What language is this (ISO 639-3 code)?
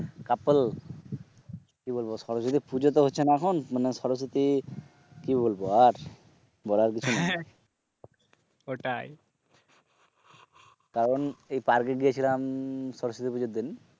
ben